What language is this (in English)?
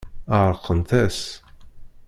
Kabyle